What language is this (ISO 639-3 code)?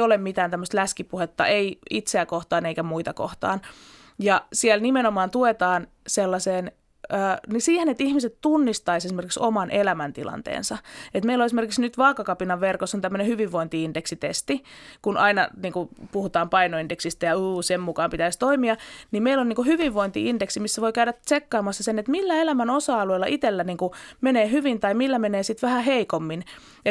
fin